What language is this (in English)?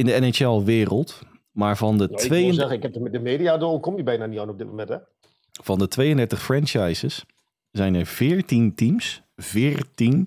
Dutch